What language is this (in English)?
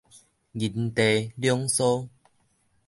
Min Nan Chinese